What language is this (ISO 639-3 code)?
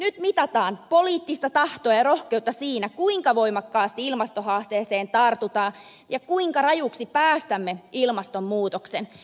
fin